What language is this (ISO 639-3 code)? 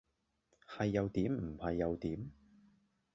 yue